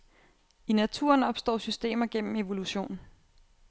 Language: Danish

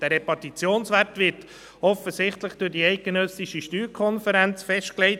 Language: Swiss German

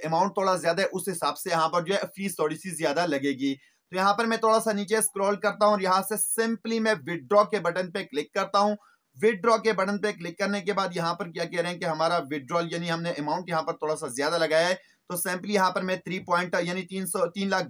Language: Hindi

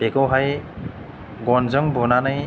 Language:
Bodo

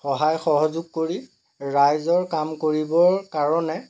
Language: Assamese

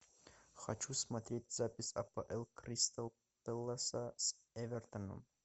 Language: Russian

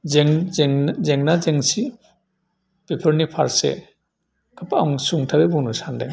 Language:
Bodo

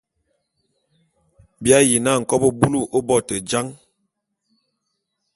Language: Bulu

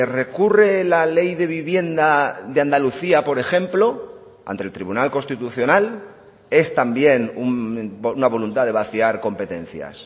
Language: Spanish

